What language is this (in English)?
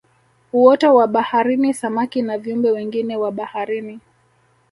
Swahili